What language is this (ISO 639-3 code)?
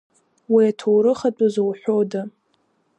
abk